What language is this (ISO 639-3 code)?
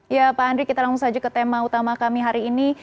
ind